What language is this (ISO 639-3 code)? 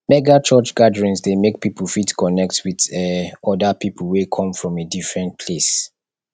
pcm